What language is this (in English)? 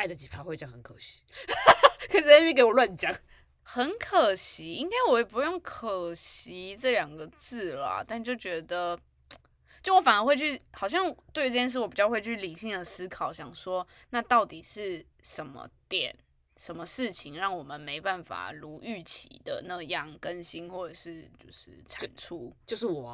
Chinese